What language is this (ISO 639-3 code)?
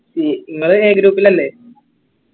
mal